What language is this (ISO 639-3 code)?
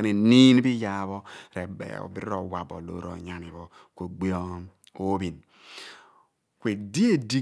abn